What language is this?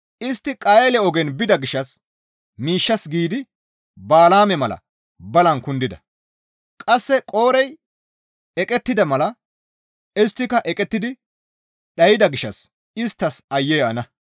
Gamo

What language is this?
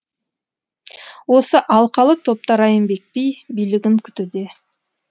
Kazakh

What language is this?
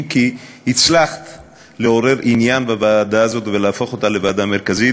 Hebrew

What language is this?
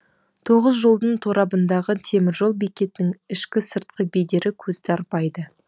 Kazakh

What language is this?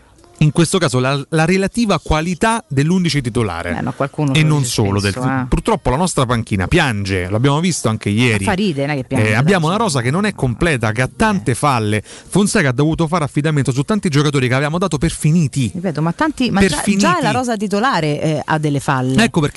Italian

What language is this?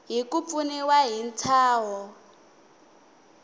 Tsonga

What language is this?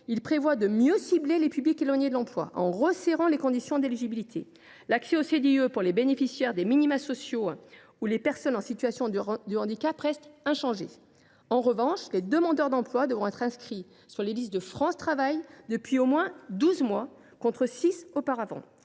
French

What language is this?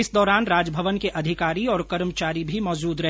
Hindi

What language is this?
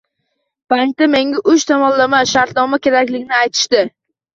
Uzbek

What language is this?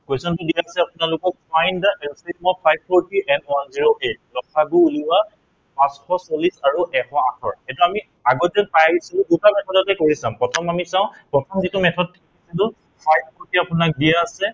Assamese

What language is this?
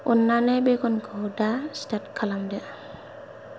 Bodo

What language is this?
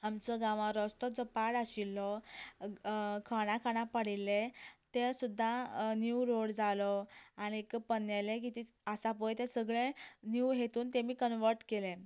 Konkani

